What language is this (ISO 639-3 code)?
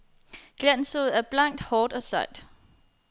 dan